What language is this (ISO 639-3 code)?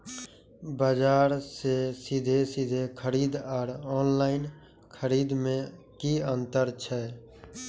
mai